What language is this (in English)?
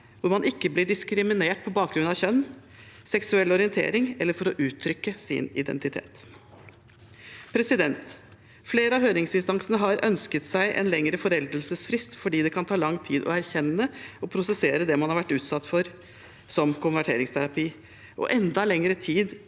Norwegian